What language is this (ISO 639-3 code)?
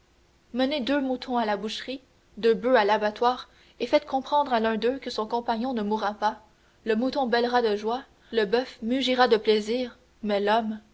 fra